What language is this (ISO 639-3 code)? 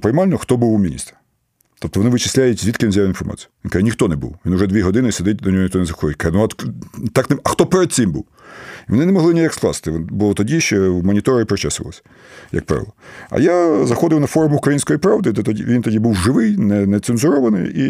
ukr